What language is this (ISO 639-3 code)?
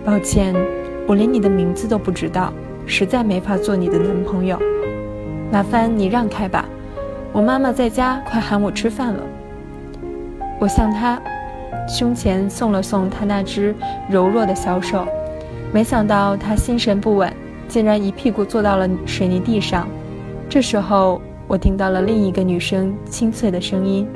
zho